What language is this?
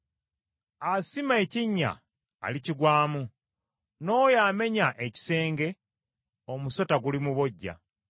Ganda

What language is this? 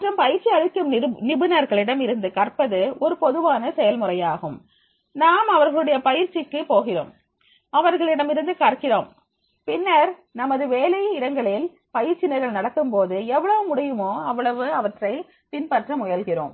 Tamil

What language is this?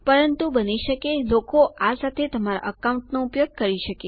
Gujarati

